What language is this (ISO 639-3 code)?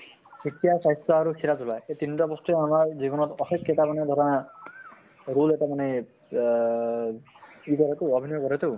asm